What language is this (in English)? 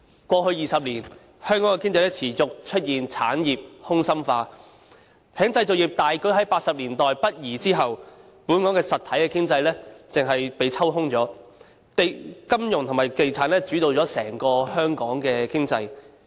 Cantonese